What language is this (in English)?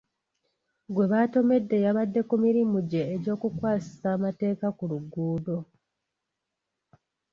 Ganda